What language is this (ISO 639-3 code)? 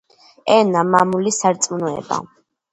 kat